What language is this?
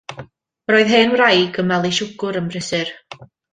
Welsh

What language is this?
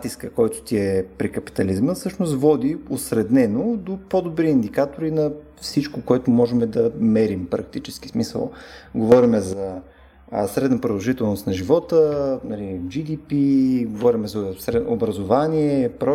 Bulgarian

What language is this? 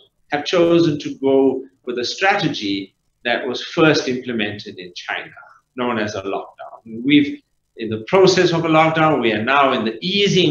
English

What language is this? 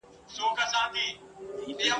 Pashto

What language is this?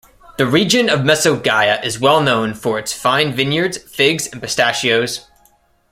English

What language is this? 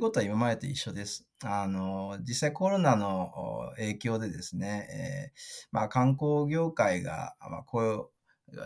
Japanese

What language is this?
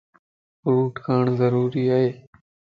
Lasi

